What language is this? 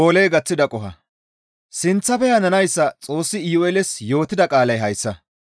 Gamo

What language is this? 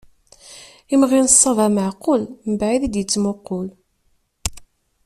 Kabyle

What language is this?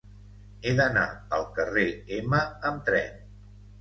Catalan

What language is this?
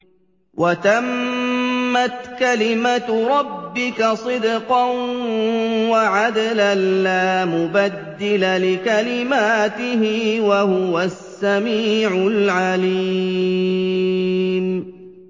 Arabic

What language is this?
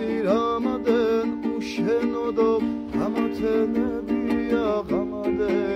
Arabic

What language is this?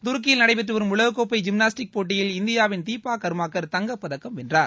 Tamil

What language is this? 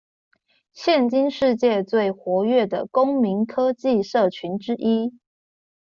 Chinese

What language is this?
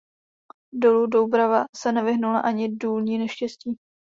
Czech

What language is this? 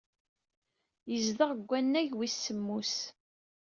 Kabyle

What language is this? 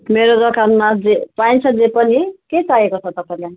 Nepali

